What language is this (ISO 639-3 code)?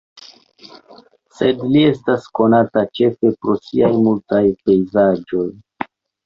epo